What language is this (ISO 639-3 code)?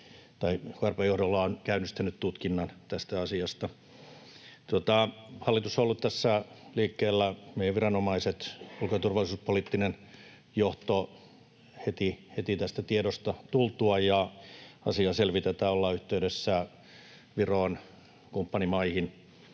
fin